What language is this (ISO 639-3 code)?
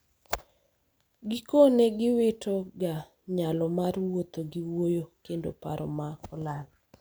luo